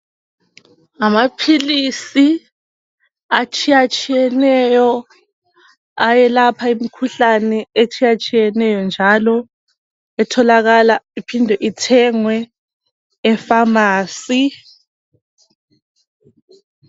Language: North Ndebele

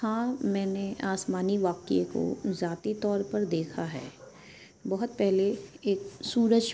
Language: Urdu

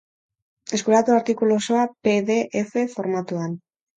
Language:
Basque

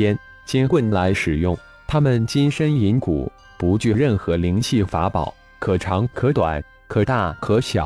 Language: Chinese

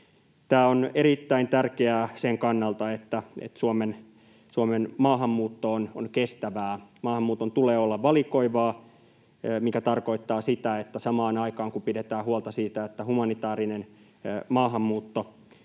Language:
Finnish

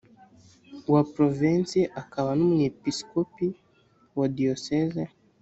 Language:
Kinyarwanda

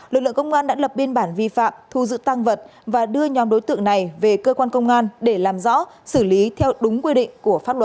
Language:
Vietnamese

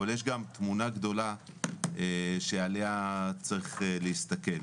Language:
Hebrew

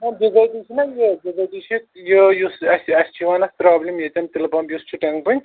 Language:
Kashmiri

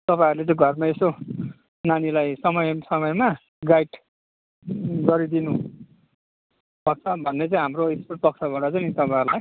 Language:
Nepali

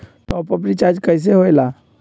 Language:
Magahi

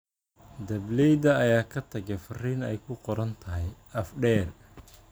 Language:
Somali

